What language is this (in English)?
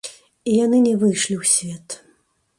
Belarusian